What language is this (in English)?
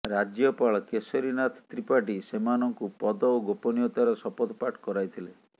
Odia